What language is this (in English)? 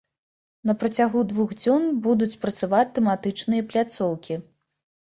Belarusian